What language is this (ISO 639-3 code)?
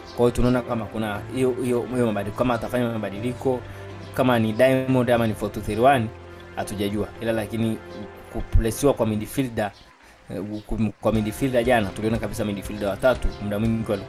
swa